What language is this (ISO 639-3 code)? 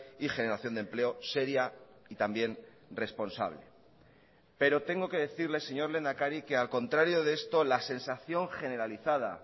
spa